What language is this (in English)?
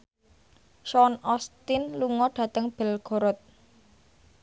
Javanese